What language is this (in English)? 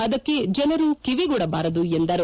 Kannada